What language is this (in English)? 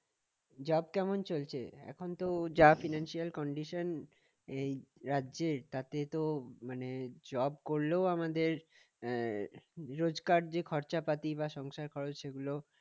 Bangla